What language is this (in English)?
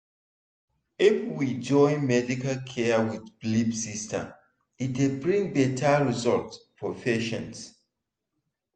Nigerian Pidgin